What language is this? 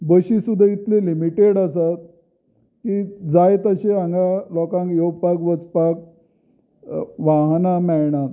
Konkani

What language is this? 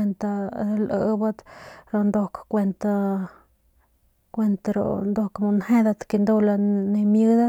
Northern Pame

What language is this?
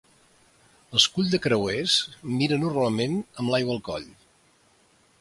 Catalan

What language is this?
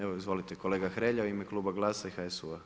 Croatian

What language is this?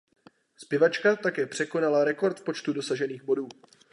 Czech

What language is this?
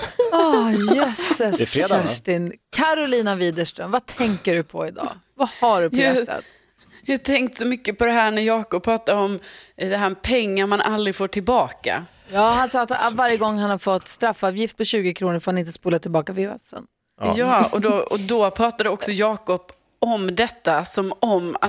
Swedish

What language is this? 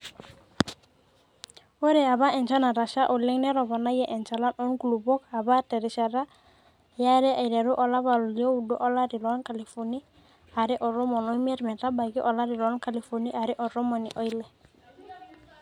Masai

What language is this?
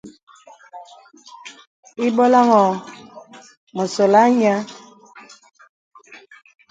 Bebele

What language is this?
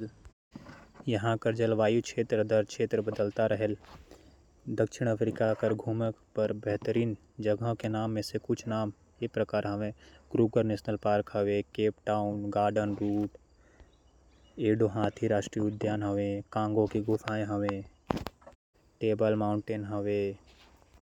Korwa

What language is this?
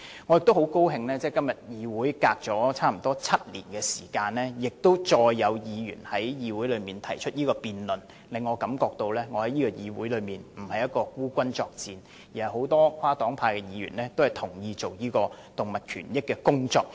Cantonese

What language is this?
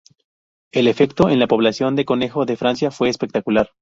Spanish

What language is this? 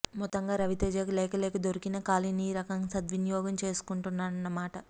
Telugu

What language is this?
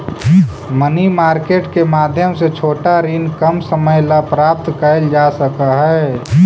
Magahi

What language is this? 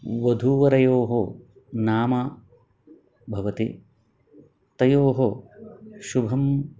Sanskrit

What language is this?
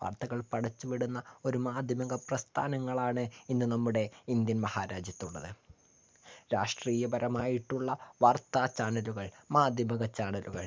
Malayalam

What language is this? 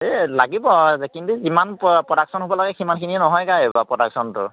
Assamese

